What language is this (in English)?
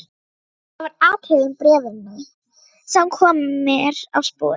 Icelandic